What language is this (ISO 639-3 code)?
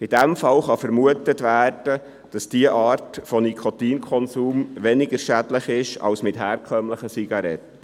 gsw